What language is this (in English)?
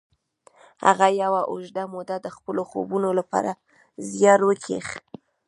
Pashto